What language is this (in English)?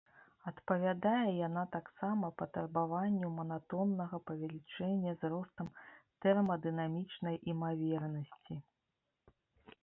Belarusian